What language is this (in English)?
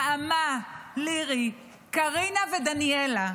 Hebrew